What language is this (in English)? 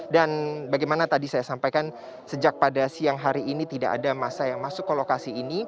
Indonesian